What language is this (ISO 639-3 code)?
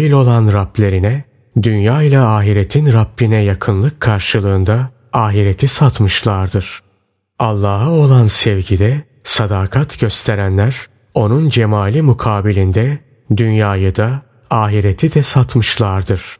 tur